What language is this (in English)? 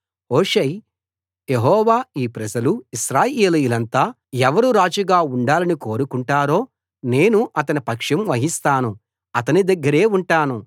Telugu